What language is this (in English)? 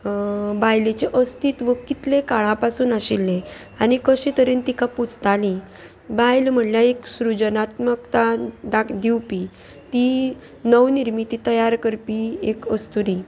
Konkani